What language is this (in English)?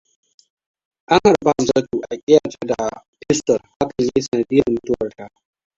Hausa